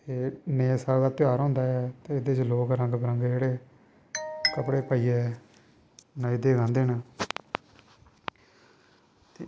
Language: Dogri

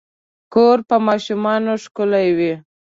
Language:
Pashto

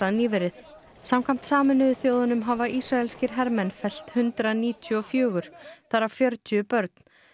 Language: Icelandic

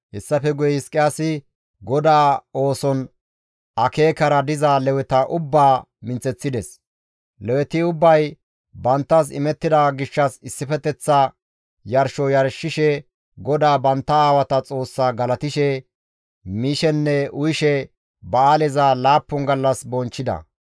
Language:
Gamo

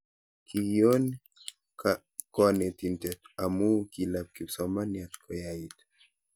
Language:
Kalenjin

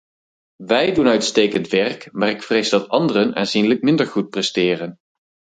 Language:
Dutch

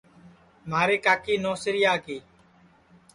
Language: Sansi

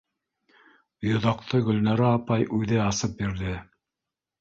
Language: Bashkir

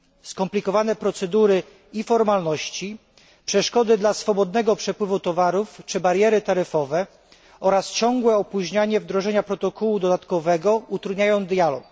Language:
Polish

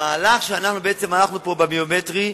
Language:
Hebrew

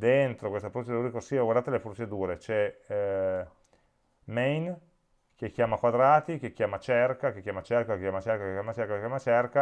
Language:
Italian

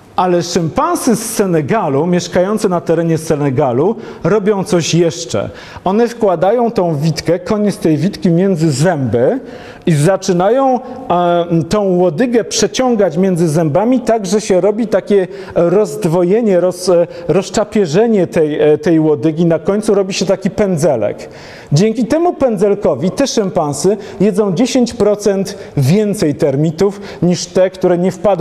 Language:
Polish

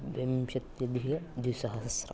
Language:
Sanskrit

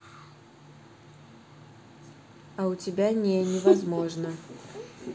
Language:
Russian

